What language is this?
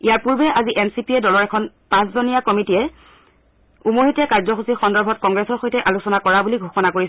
Assamese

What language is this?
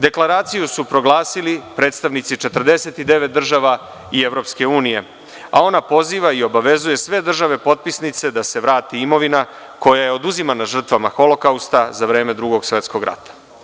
Serbian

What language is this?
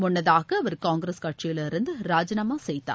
Tamil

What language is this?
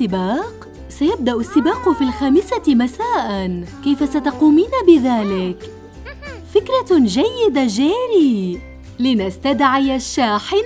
Arabic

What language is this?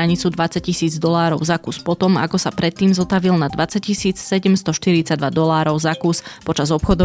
Slovak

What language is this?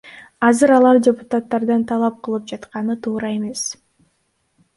Kyrgyz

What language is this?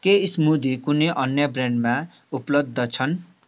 Nepali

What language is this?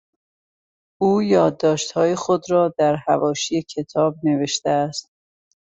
Persian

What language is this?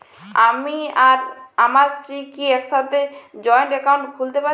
Bangla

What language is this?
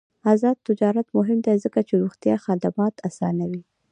Pashto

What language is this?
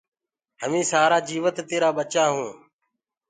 Gurgula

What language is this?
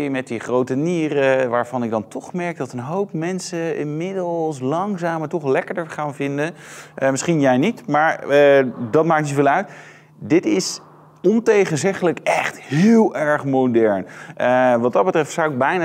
Dutch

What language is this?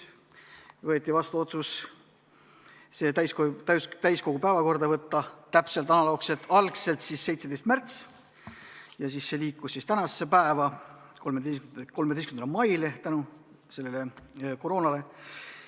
Estonian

